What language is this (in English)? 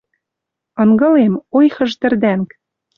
Western Mari